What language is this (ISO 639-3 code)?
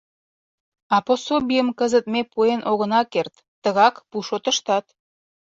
chm